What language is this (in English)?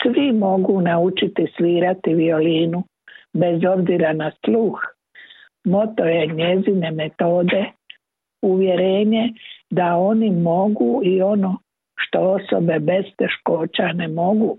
Croatian